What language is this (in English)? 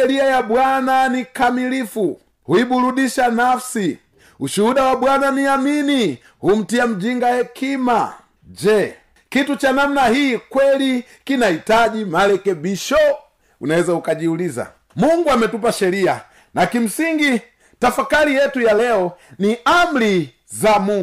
Swahili